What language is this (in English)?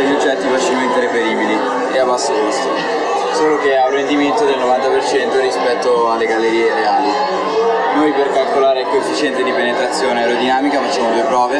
Italian